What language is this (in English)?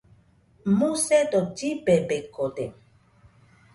Nüpode Huitoto